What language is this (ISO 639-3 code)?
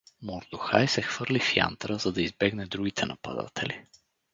bul